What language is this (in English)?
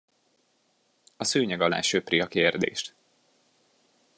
Hungarian